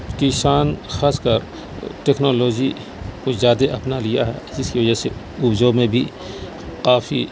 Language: Urdu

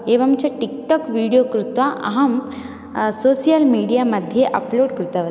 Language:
Sanskrit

